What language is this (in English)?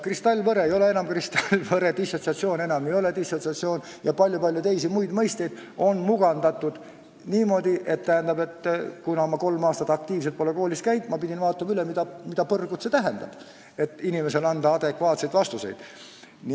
Estonian